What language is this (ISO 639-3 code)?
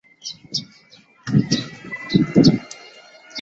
zho